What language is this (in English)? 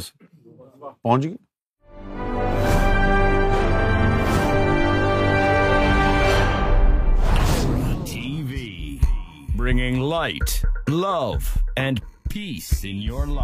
Urdu